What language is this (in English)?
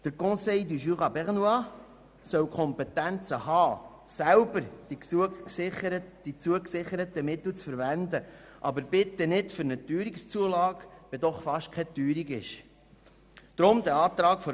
Swiss German